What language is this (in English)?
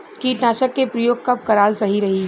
Bhojpuri